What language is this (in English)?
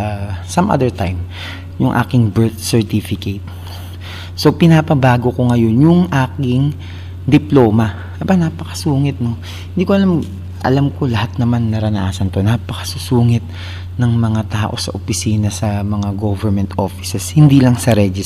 Filipino